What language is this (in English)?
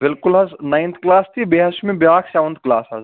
Kashmiri